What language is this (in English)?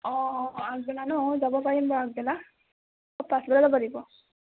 Assamese